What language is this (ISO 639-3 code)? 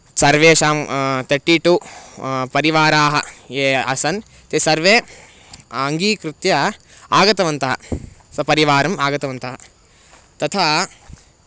san